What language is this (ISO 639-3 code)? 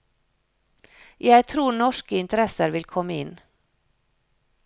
nor